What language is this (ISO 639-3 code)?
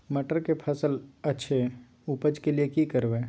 mai